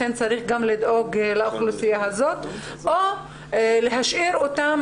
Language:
Hebrew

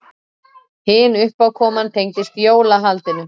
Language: Icelandic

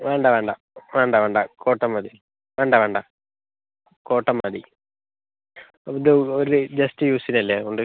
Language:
Malayalam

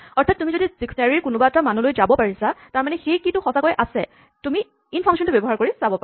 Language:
Assamese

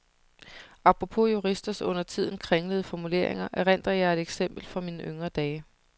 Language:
Danish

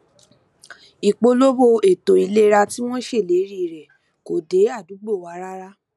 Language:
Yoruba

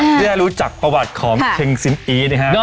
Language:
Thai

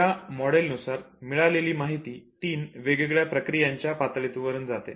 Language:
Marathi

